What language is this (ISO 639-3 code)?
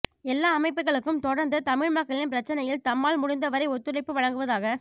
tam